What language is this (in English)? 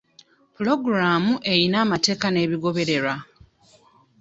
Ganda